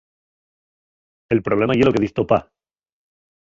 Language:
Asturian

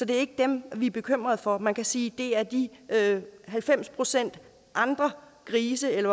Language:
Danish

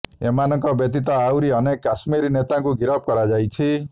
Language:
Odia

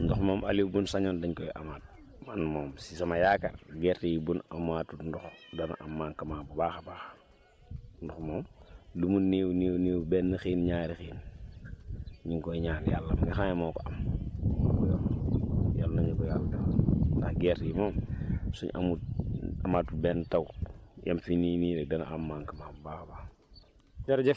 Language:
Wolof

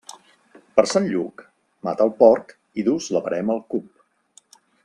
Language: Catalan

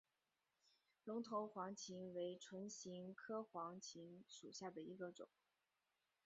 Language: Chinese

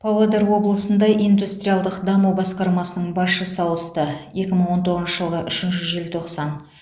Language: Kazakh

